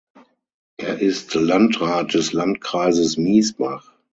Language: German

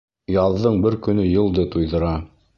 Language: Bashkir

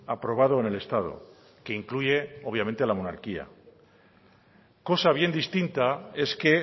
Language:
Spanish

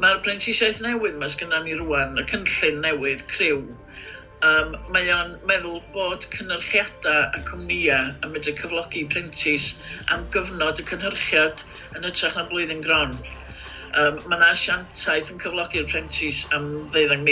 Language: Welsh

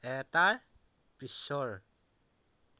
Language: Assamese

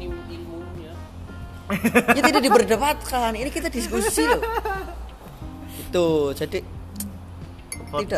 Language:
Indonesian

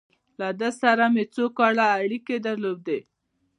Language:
Pashto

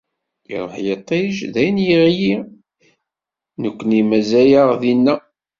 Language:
Kabyle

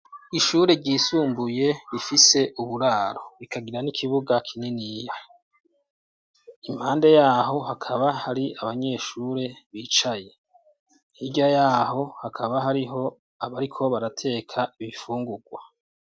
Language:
Rundi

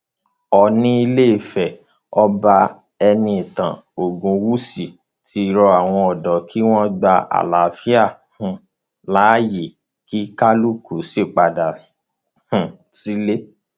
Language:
Yoruba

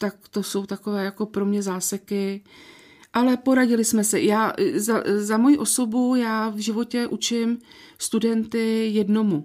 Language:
Czech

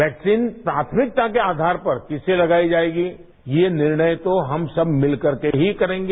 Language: Hindi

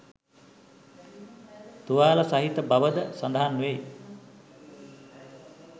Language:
Sinhala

